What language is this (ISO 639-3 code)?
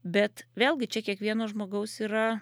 lit